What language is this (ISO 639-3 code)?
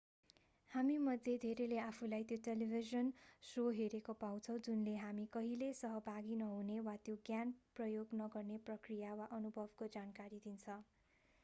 nep